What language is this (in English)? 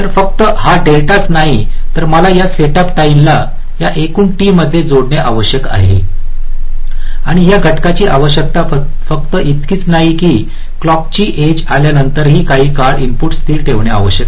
Marathi